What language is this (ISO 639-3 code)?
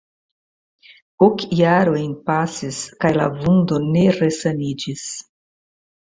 epo